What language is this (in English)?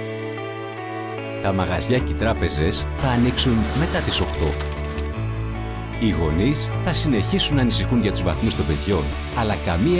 Greek